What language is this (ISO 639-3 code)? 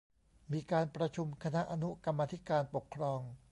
tha